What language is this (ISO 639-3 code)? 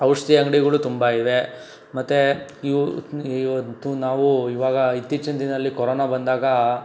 kan